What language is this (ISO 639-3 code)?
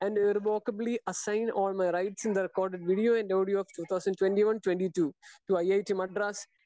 mal